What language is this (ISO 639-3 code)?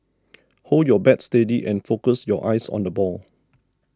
eng